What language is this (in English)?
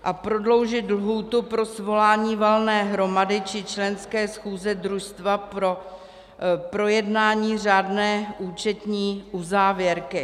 Czech